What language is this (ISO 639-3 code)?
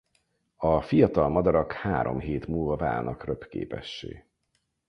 hun